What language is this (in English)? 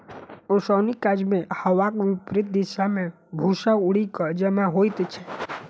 Maithili